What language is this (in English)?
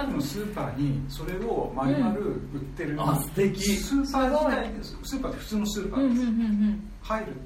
Japanese